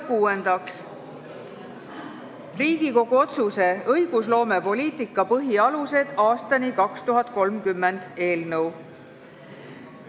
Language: Estonian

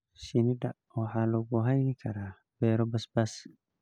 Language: Somali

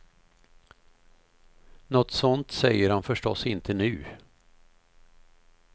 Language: Swedish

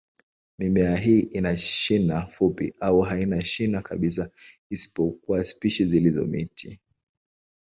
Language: Swahili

